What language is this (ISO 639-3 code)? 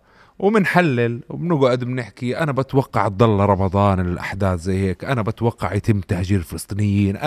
ara